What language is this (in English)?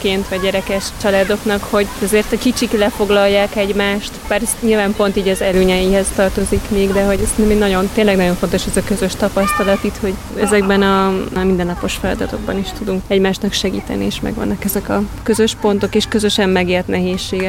Hungarian